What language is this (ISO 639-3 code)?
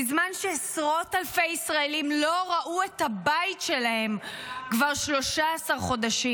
heb